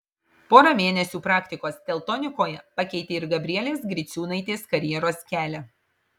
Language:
Lithuanian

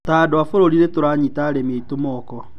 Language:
Kikuyu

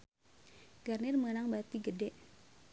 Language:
Sundanese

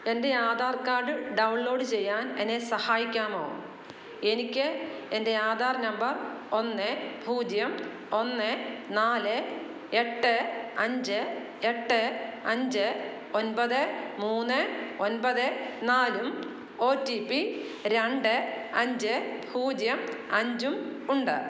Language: Malayalam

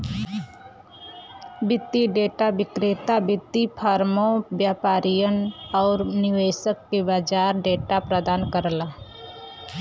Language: Bhojpuri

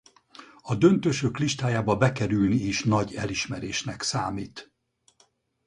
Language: Hungarian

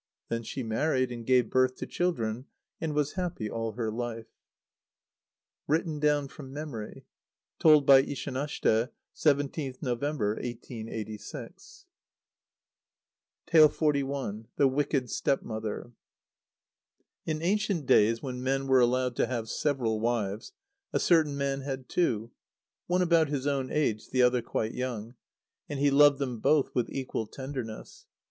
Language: English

